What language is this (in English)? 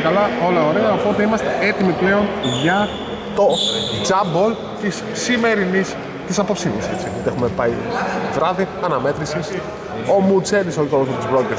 Greek